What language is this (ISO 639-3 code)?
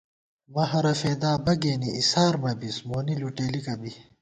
gwt